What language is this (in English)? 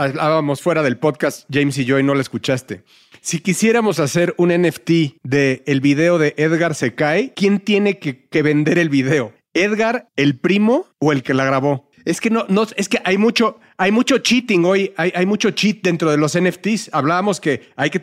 Spanish